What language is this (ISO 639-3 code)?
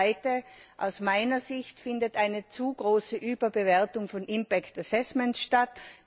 deu